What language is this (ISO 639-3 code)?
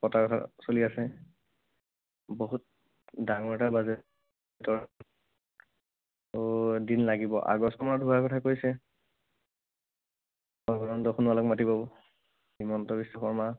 asm